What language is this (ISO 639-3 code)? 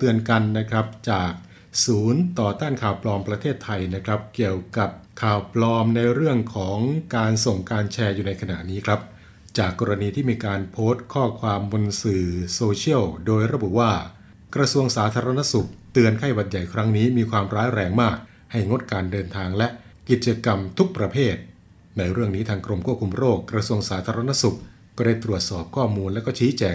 tha